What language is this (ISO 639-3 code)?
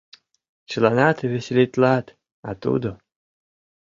chm